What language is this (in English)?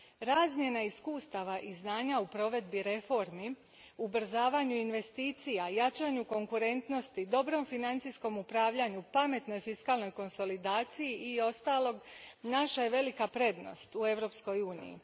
Croatian